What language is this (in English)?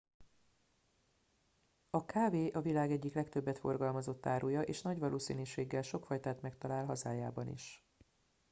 Hungarian